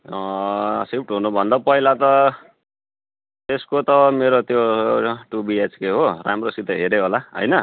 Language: Nepali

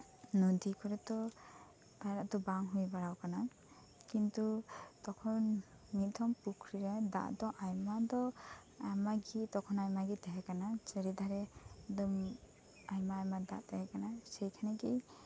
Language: Santali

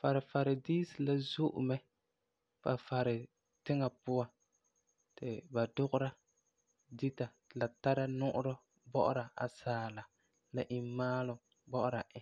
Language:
Frafra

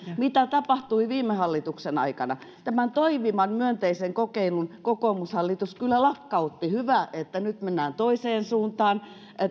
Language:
Finnish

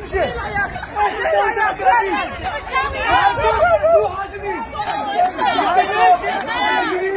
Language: Arabic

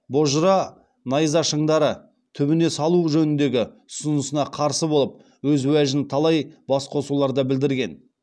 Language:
Kazakh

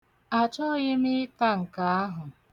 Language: Igbo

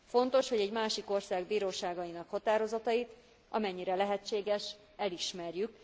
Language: Hungarian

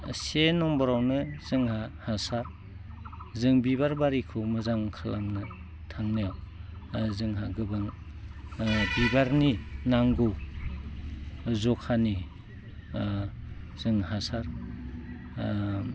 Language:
Bodo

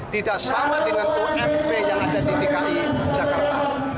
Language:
Indonesian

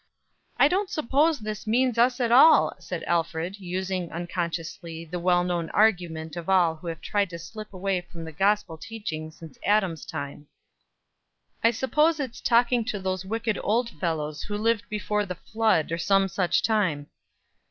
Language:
English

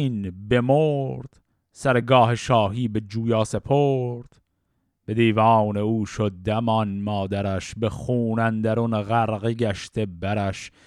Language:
Persian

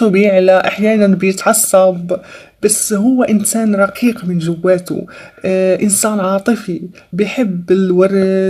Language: Arabic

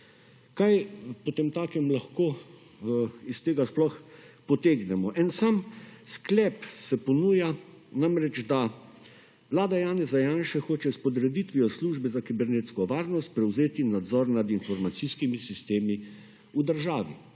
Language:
Slovenian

